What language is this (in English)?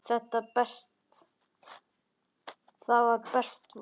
Icelandic